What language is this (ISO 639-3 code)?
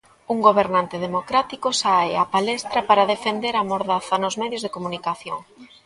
glg